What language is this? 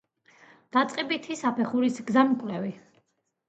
Georgian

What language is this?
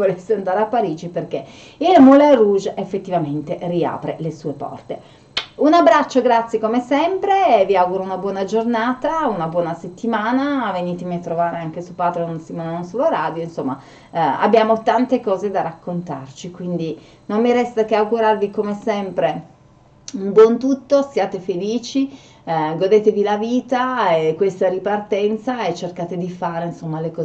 Italian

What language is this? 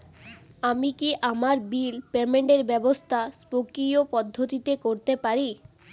Bangla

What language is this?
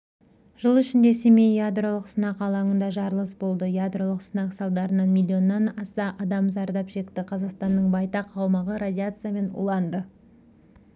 Kazakh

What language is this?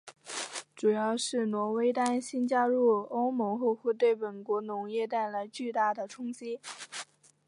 Chinese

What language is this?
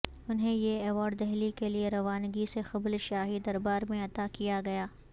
Urdu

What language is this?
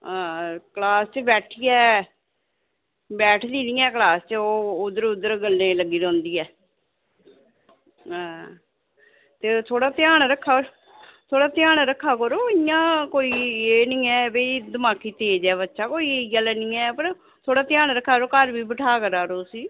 Dogri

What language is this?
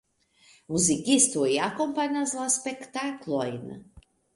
Esperanto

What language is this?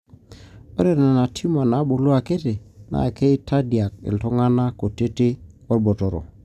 Masai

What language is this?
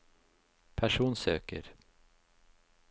Norwegian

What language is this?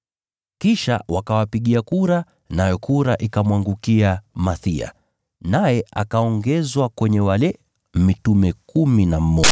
Swahili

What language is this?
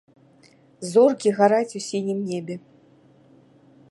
Belarusian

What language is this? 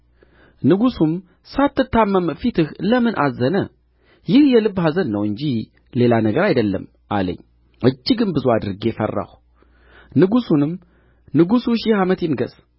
Amharic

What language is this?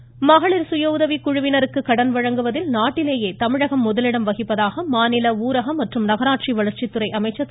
Tamil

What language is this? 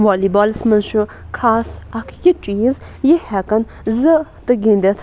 Kashmiri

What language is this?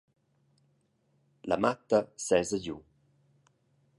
Romansh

